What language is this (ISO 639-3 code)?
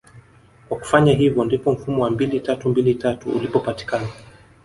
swa